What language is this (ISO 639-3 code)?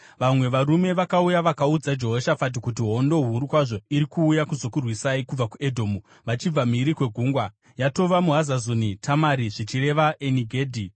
sna